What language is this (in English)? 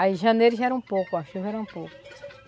Portuguese